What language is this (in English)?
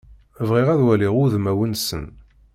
Kabyle